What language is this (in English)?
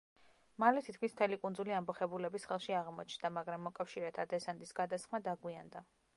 Georgian